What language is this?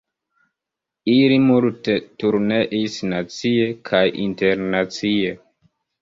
Esperanto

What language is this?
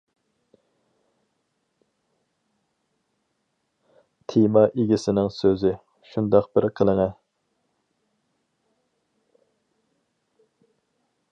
Uyghur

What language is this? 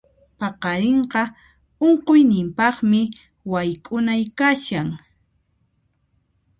Puno Quechua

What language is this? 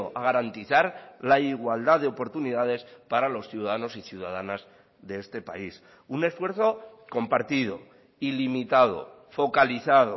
Spanish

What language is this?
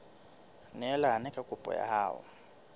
Southern Sotho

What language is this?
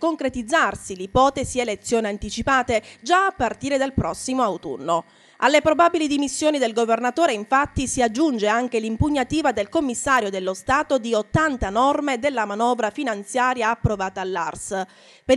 Italian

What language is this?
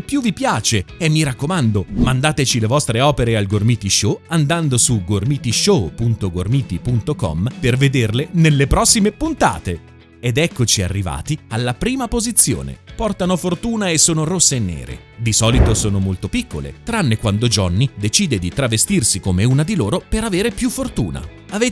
Italian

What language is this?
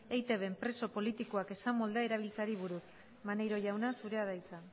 Basque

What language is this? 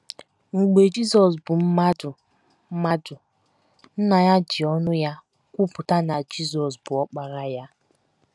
Igbo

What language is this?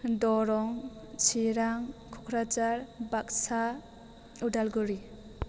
Bodo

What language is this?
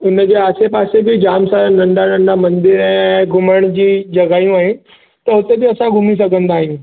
Sindhi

